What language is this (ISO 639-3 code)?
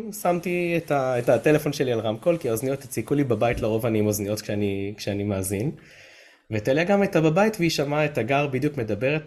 heb